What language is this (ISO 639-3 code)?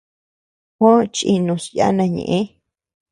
cux